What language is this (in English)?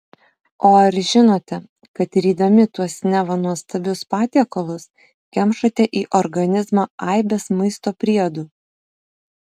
Lithuanian